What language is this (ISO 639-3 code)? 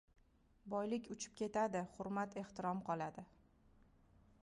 uzb